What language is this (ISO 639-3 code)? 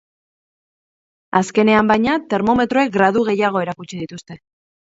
eus